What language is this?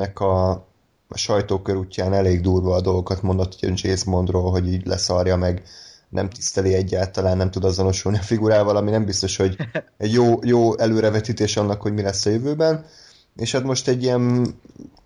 Hungarian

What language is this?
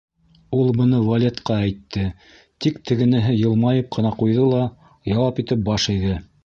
Bashkir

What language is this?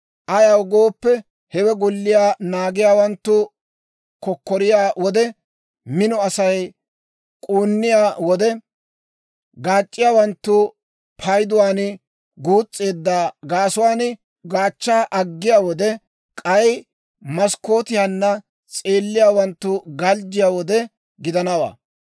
Dawro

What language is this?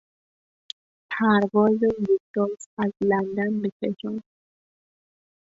Persian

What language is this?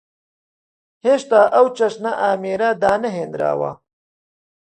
Central Kurdish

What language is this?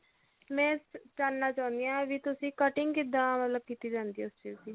Punjabi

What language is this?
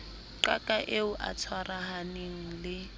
Southern Sotho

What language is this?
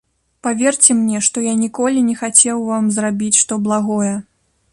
Belarusian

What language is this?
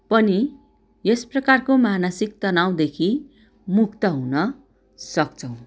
Nepali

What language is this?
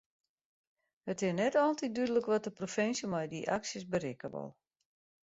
Western Frisian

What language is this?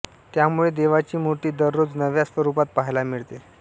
Marathi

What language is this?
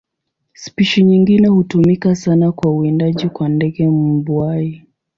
Swahili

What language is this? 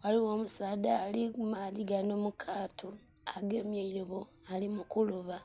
Soga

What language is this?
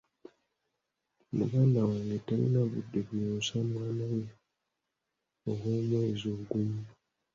Ganda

